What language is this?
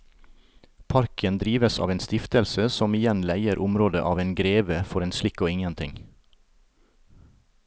Norwegian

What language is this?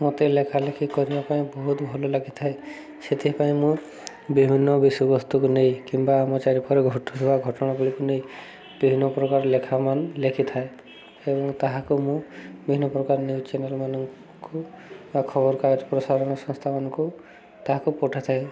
Odia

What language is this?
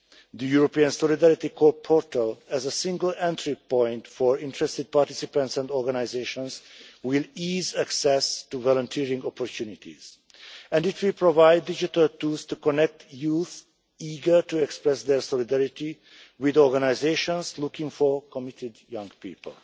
English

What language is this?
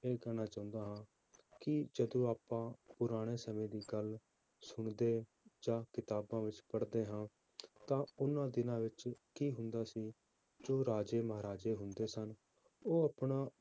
Punjabi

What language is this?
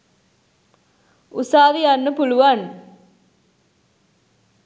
Sinhala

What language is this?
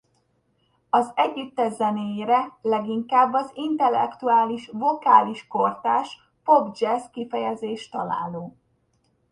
Hungarian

